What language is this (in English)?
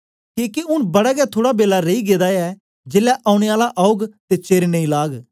Dogri